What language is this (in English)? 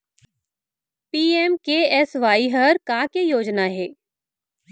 Chhattisgarhi